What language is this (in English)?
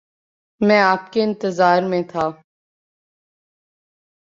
Urdu